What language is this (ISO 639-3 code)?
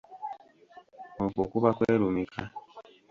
lug